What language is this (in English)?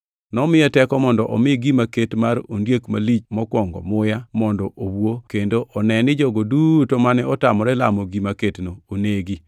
Luo (Kenya and Tanzania)